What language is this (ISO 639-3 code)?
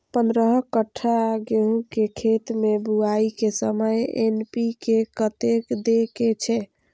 mai